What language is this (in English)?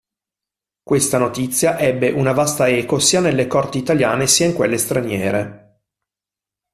Italian